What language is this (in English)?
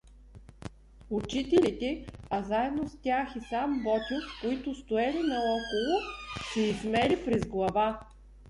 Bulgarian